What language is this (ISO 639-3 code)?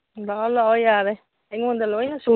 mni